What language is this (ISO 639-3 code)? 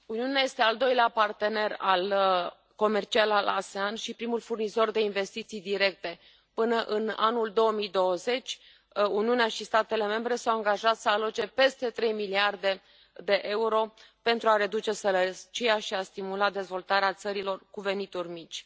ron